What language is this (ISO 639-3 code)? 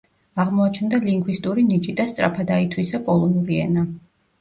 kat